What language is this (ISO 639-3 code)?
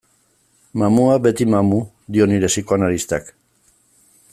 eus